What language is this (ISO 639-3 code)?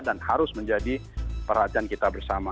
ind